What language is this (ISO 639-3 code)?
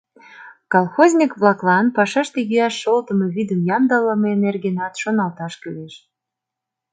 chm